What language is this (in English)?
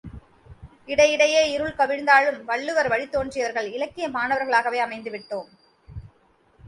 Tamil